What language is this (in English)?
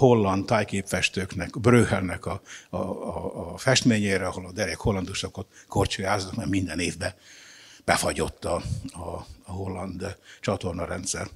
Hungarian